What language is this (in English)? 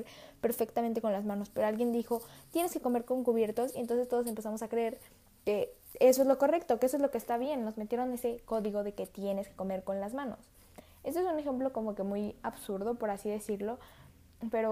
Spanish